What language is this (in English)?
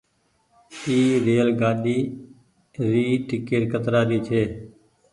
Goaria